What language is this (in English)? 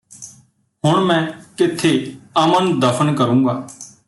Punjabi